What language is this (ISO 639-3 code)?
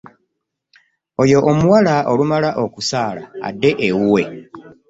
lug